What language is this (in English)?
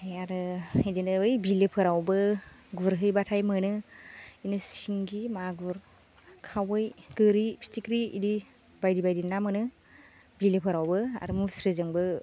Bodo